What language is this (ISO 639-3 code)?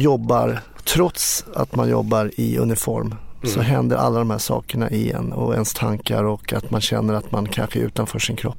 swe